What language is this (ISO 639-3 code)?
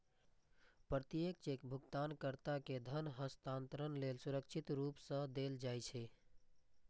mai